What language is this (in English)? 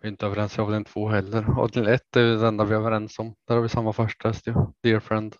Swedish